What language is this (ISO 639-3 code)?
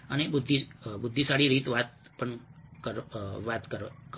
guj